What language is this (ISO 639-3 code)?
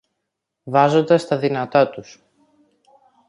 ell